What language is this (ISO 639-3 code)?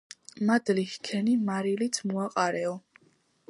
kat